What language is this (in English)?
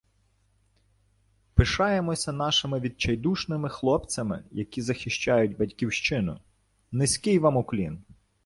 Ukrainian